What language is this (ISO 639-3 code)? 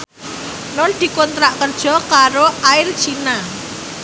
jav